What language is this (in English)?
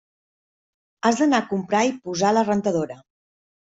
Catalan